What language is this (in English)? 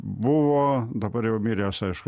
Lithuanian